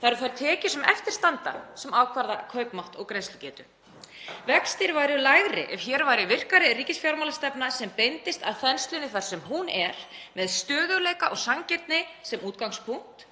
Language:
Icelandic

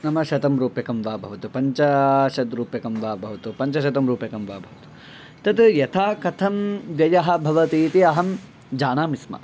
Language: Sanskrit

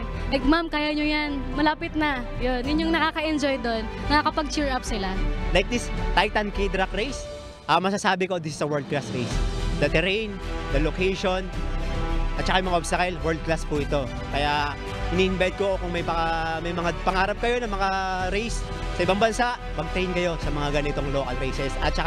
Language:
Filipino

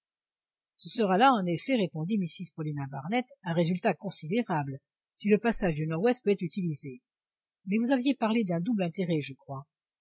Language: French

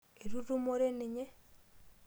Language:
Masai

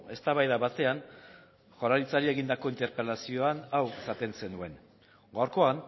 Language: Basque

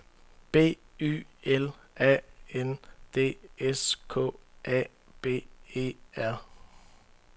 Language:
Danish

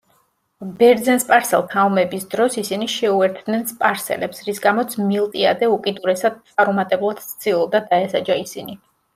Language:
Georgian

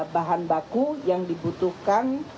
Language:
Indonesian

